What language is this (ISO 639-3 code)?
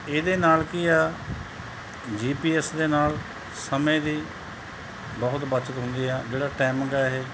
pan